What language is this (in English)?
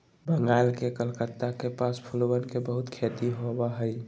Magahi